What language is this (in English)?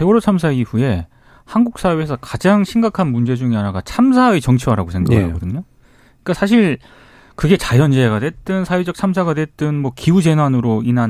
Korean